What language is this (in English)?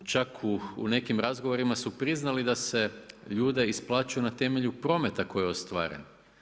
Croatian